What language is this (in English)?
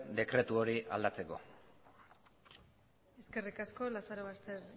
Basque